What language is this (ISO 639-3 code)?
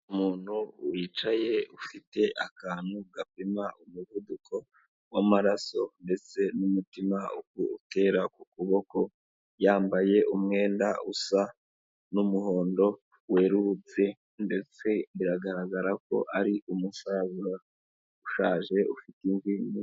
kin